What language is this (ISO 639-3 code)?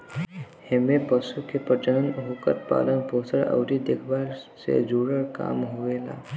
bho